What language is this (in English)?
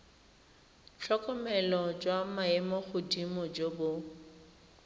Tswana